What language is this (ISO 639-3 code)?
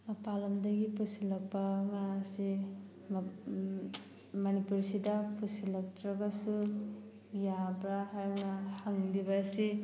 mni